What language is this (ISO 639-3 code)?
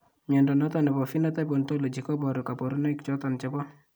kln